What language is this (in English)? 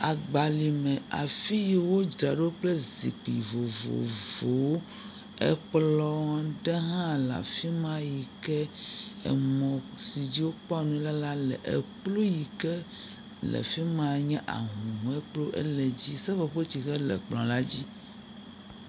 Ewe